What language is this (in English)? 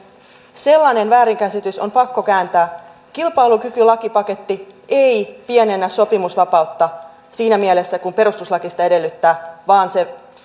Finnish